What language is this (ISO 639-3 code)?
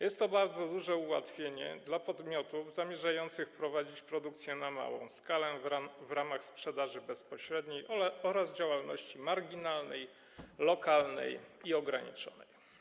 pol